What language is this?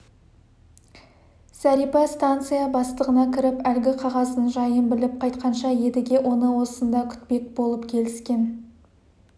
Kazakh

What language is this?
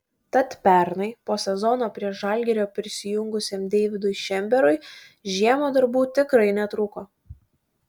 Lithuanian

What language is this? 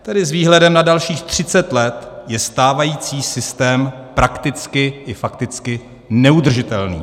Czech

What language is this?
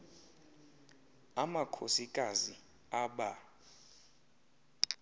Xhosa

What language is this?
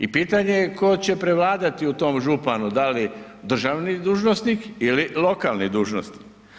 Croatian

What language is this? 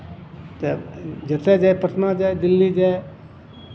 Maithili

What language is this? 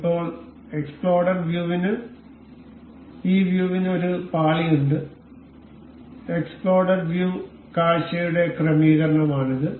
Malayalam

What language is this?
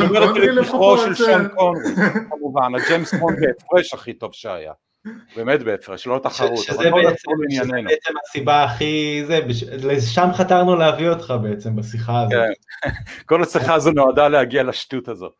Hebrew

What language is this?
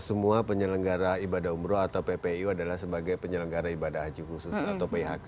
Indonesian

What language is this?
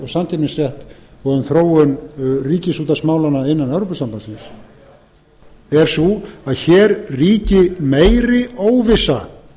Icelandic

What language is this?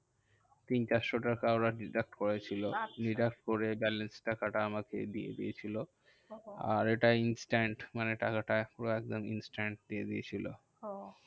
Bangla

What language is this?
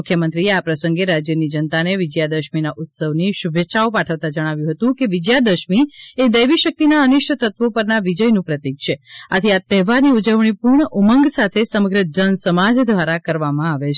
Gujarati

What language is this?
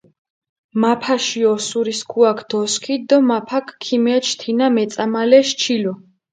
Mingrelian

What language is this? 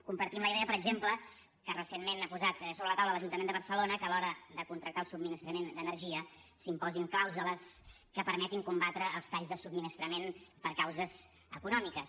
Catalan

